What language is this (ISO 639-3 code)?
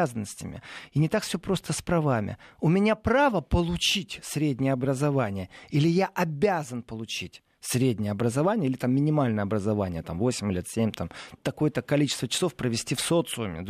rus